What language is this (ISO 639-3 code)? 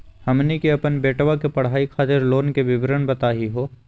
mag